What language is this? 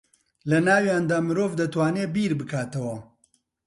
Central Kurdish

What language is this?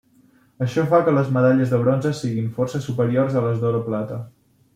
Catalan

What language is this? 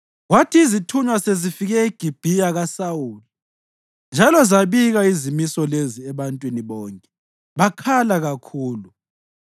North Ndebele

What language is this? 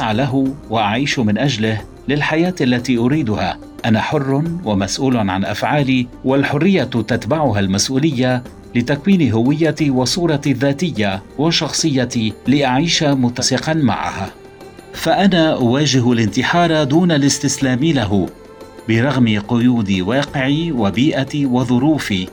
Arabic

